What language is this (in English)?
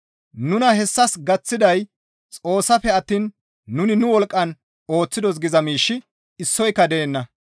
Gamo